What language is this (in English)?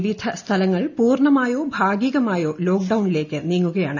Malayalam